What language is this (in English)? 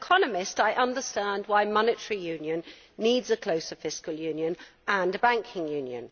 English